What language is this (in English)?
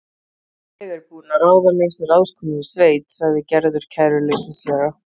Icelandic